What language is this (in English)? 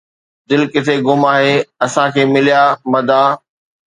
Sindhi